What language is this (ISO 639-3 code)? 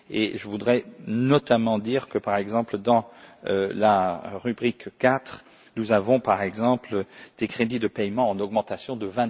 fra